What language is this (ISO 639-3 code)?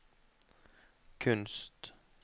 nor